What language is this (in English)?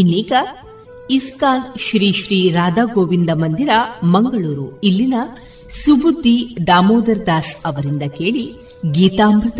Kannada